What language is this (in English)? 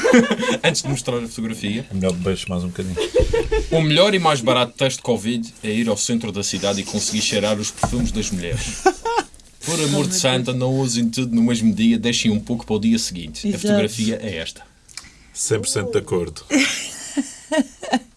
Portuguese